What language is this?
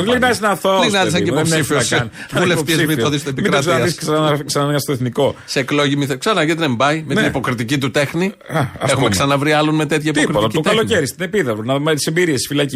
Greek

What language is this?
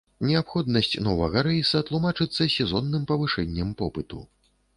Belarusian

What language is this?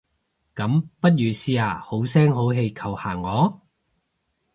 Cantonese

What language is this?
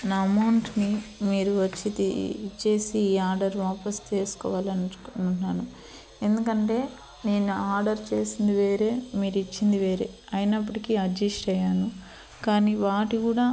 Telugu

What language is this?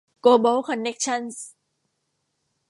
Thai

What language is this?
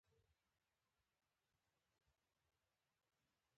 Pashto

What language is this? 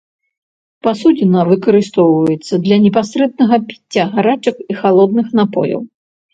Belarusian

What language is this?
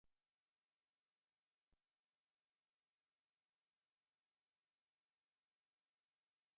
Catalan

